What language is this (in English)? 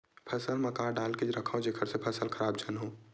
Chhattisgarhi